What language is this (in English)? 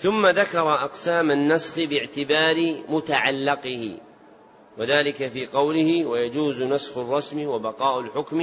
Arabic